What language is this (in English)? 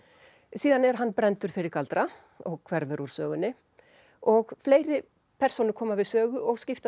Icelandic